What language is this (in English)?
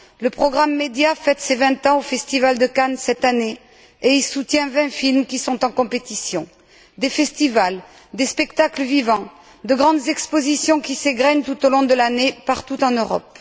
French